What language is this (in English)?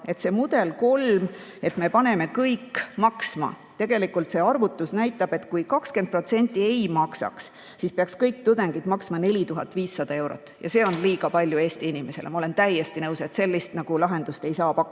Estonian